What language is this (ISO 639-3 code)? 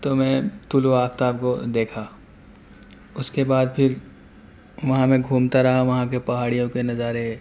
urd